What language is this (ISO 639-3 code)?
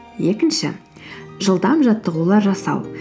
kaz